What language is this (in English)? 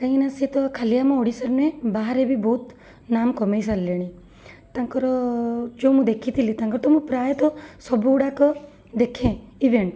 Odia